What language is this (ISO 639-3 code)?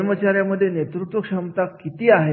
mar